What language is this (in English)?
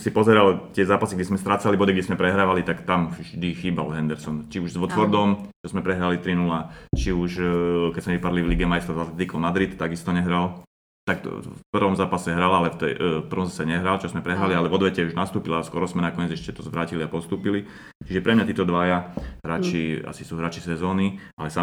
Slovak